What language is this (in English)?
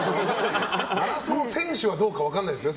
Japanese